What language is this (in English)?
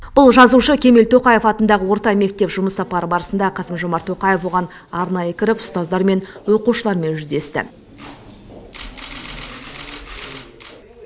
Kazakh